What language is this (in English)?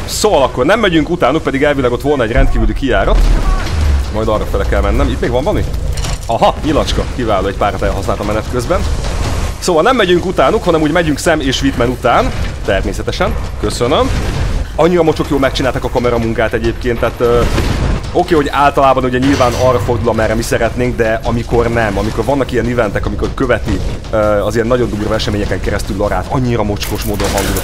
Hungarian